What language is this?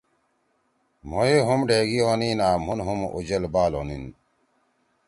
Torwali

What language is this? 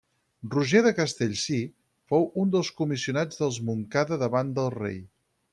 Catalan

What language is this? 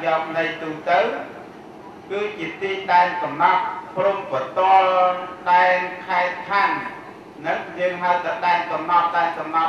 Thai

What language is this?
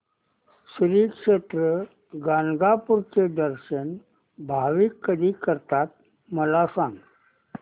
Marathi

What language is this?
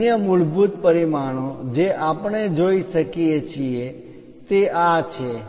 Gujarati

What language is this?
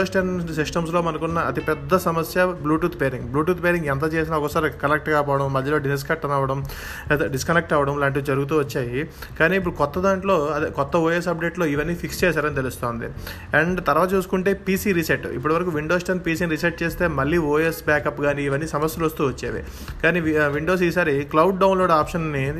Telugu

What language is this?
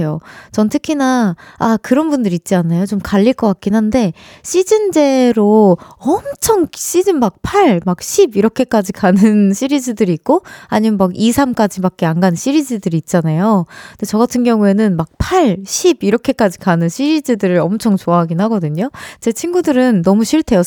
Korean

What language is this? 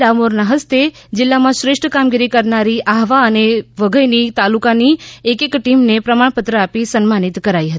Gujarati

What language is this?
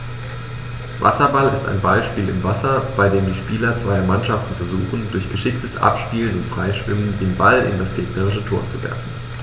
German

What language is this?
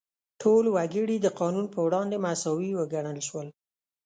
Pashto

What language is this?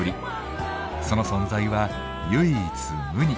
Japanese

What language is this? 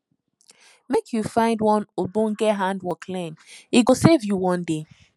Nigerian Pidgin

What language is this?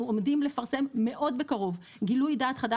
Hebrew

